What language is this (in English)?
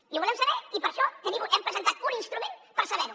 Catalan